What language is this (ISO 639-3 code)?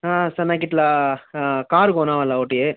tel